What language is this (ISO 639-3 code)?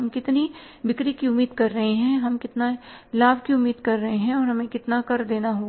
hin